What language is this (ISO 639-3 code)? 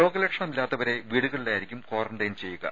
mal